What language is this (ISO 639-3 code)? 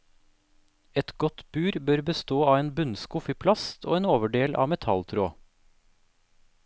nor